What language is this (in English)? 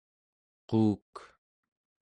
Central Yupik